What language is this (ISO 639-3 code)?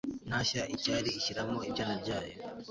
kin